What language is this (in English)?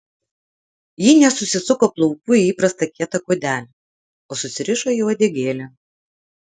Lithuanian